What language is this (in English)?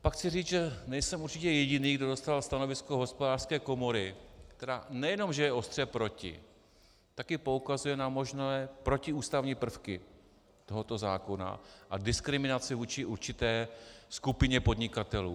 Czech